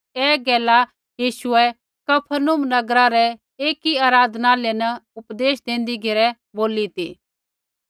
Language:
Kullu Pahari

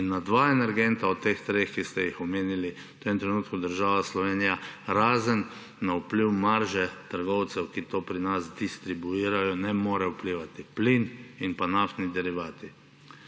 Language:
Slovenian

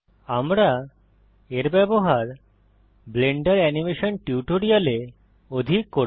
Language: Bangla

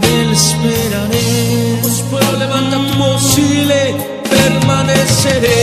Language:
Romanian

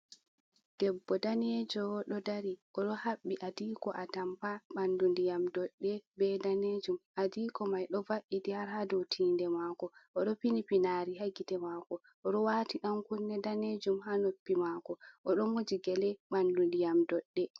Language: Fula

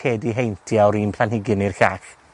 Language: Welsh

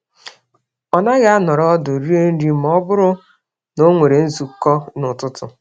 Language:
Igbo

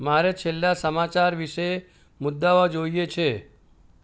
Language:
Gujarati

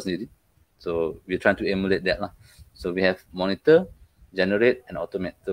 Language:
Malay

